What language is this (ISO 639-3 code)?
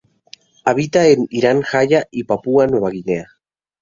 spa